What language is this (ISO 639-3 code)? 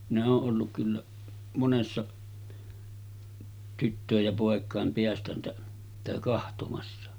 fin